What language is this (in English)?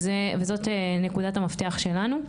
Hebrew